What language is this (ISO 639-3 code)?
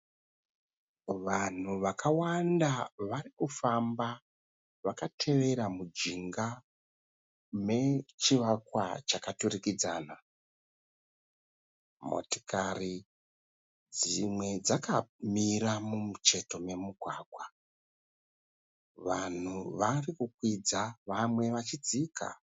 sna